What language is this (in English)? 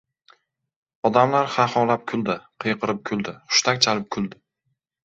Uzbek